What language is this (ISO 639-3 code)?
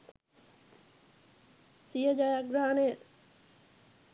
sin